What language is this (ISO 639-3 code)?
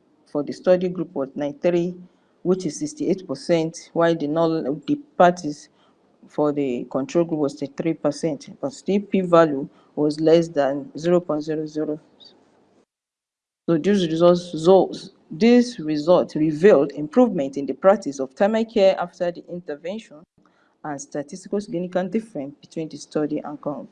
eng